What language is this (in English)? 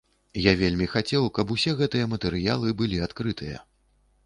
Belarusian